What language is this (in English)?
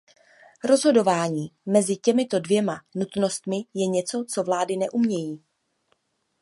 Czech